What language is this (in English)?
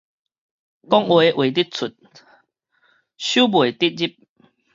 Min Nan Chinese